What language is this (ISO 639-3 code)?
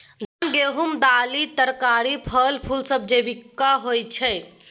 mai